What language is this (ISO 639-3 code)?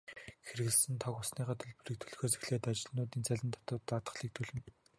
mon